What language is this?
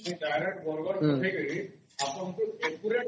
Odia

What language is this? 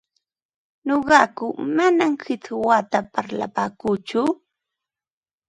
Ambo-Pasco Quechua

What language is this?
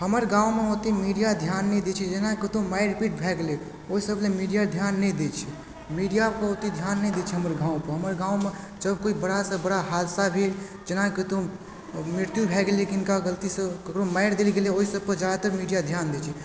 Maithili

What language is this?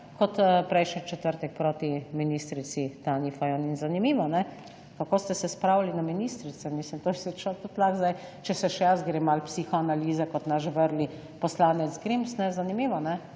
Slovenian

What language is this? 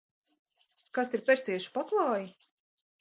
Latvian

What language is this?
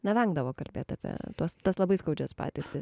Lithuanian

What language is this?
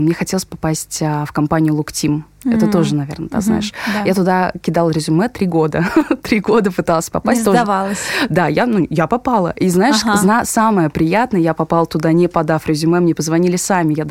Russian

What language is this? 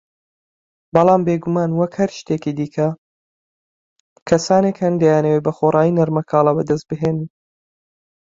Central Kurdish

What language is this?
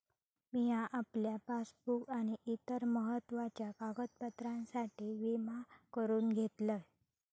Marathi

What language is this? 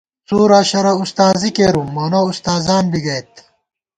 Gawar-Bati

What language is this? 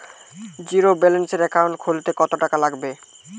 Bangla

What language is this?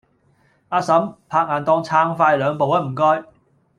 Cantonese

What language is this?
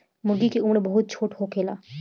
Bhojpuri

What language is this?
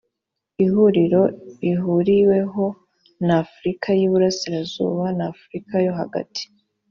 Kinyarwanda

